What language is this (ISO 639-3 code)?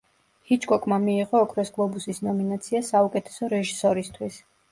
kat